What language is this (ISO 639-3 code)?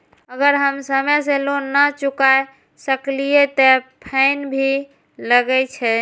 mai